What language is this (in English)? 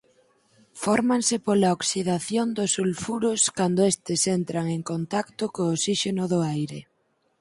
Galician